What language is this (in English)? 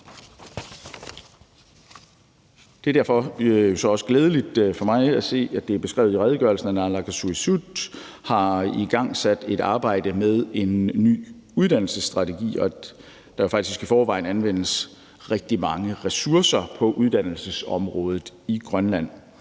Danish